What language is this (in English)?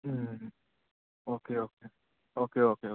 Manipuri